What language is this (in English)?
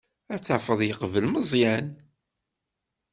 Kabyle